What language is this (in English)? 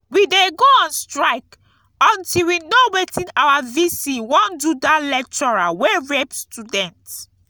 Nigerian Pidgin